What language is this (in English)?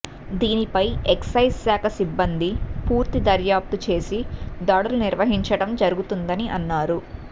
Telugu